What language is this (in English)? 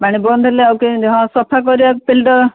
Odia